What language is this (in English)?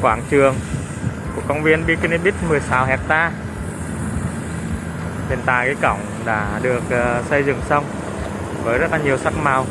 Vietnamese